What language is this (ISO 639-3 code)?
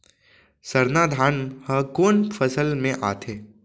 hne